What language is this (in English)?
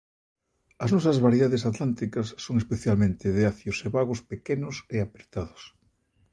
Galician